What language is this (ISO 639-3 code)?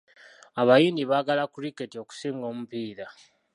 lug